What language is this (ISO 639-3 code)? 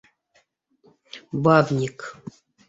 bak